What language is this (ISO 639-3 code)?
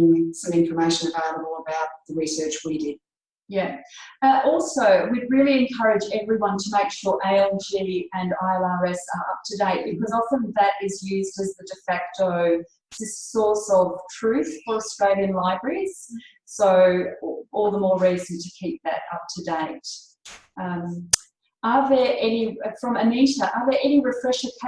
eng